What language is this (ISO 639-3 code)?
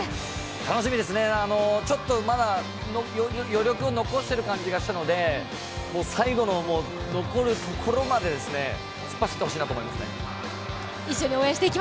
jpn